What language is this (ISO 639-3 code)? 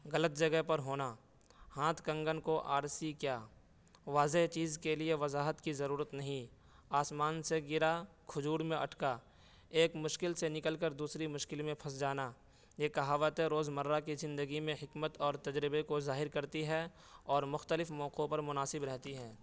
urd